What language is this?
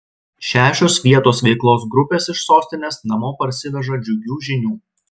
Lithuanian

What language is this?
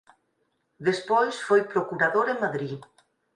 Galician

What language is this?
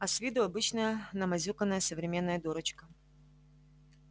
Russian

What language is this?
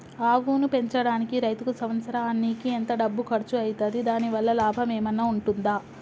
Telugu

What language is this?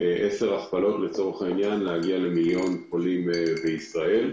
Hebrew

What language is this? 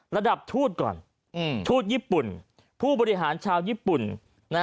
Thai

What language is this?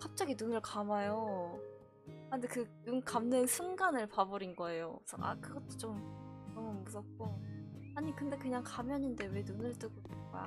Korean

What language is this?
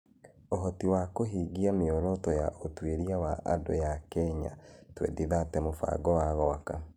Kikuyu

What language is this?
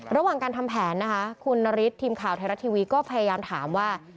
Thai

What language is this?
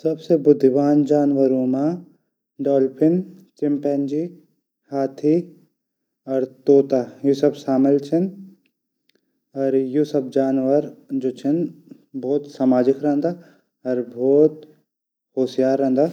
Garhwali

